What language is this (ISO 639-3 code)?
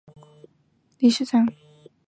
zho